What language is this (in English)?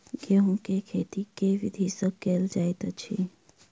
Maithili